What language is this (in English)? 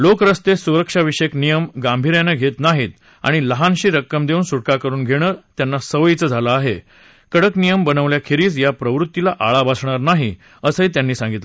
Marathi